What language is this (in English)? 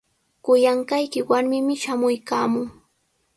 Sihuas Ancash Quechua